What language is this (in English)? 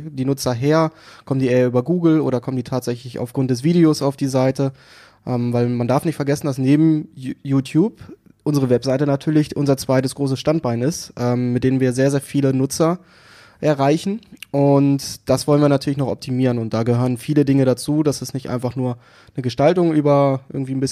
German